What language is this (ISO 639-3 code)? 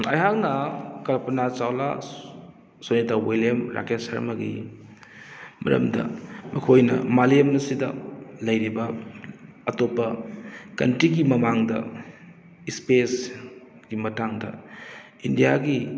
mni